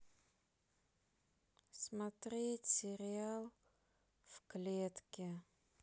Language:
Russian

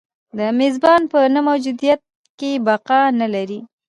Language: Pashto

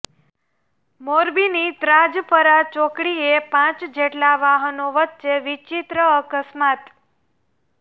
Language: Gujarati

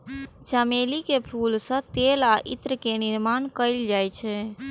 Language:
Maithili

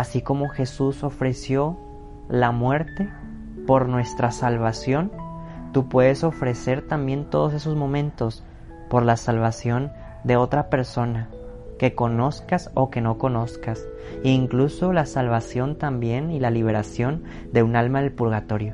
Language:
Spanish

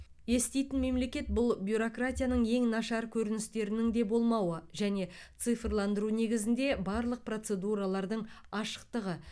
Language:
Kazakh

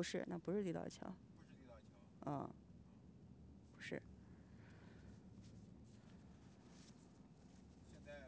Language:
Chinese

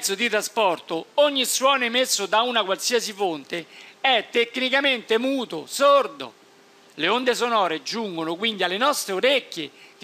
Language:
Italian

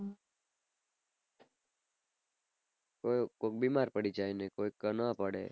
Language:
Gujarati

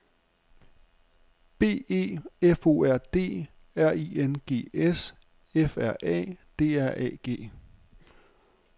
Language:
Danish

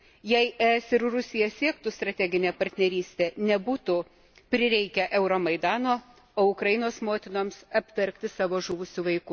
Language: Lithuanian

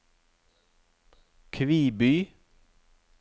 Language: Norwegian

